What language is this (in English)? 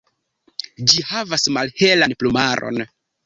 Esperanto